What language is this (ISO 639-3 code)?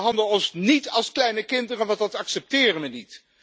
nld